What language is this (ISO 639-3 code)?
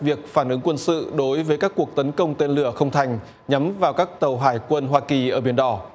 vie